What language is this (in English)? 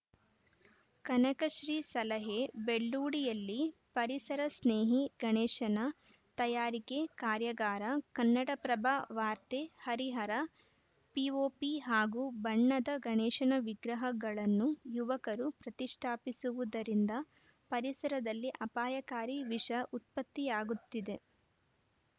Kannada